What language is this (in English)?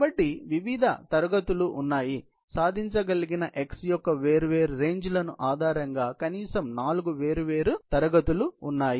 Telugu